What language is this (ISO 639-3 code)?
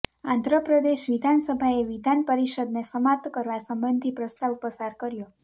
guj